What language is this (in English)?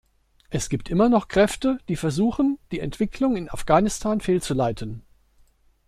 German